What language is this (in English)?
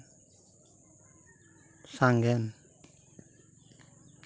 Santali